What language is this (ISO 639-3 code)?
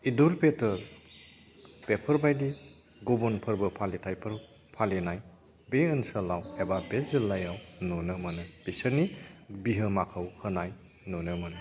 brx